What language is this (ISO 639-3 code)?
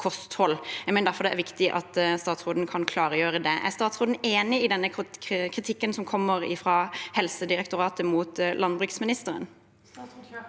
nor